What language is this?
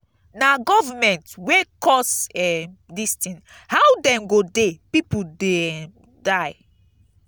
Nigerian Pidgin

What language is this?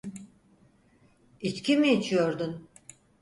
Turkish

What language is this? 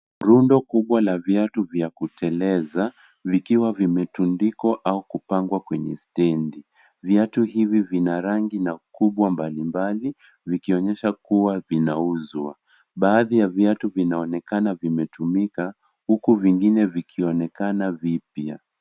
Swahili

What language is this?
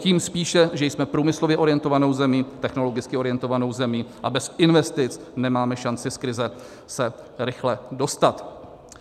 Czech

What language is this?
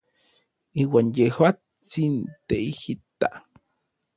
Orizaba Nahuatl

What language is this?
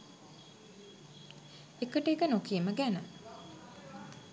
Sinhala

